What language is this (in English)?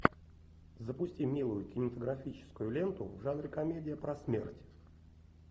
Russian